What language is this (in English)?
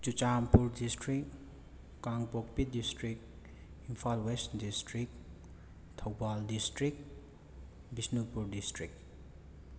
Manipuri